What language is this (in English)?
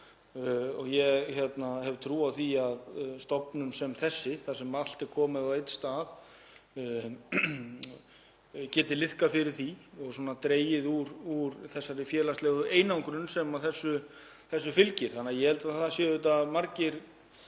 Icelandic